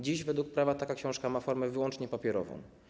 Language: Polish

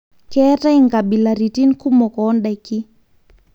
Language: Masai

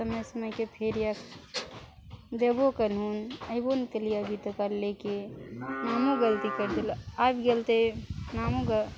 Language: Maithili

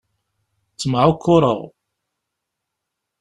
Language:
Kabyle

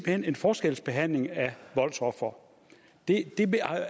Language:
Danish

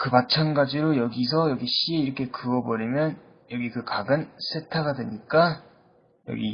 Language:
Korean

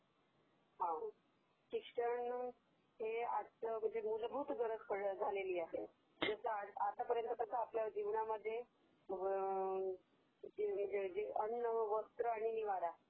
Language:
Marathi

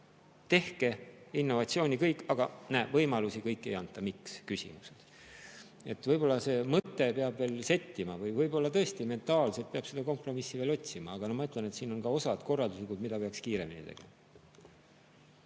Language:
Estonian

